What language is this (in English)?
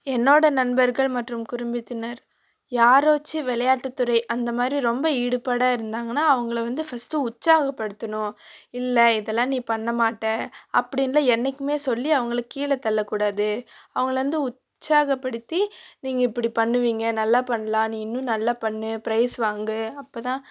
Tamil